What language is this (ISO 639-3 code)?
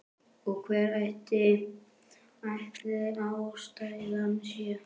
isl